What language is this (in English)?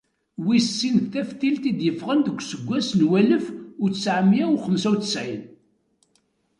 Kabyle